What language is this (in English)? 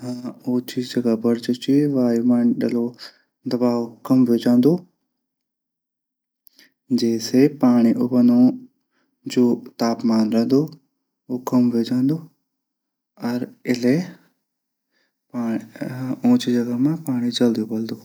Garhwali